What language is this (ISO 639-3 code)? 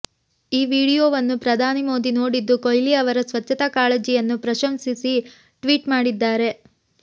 kan